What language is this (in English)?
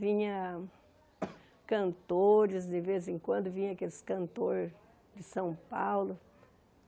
Portuguese